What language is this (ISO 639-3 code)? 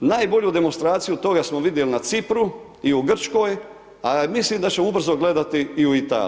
hrv